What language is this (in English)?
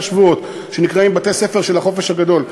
Hebrew